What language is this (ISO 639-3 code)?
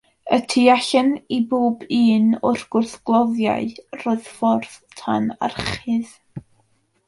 cym